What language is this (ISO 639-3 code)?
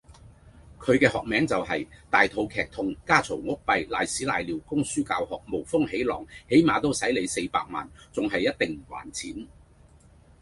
yue